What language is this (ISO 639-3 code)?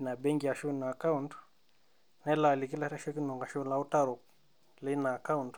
mas